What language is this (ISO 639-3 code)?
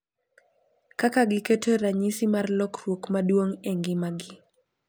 luo